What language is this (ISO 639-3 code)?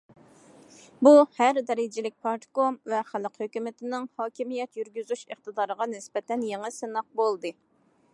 uig